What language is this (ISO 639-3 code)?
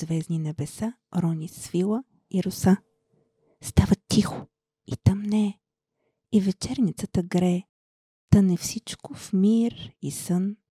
bul